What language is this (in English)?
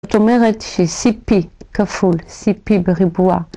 Hebrew